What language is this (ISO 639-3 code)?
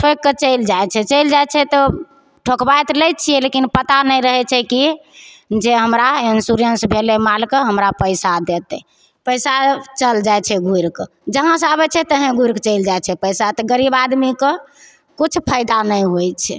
mai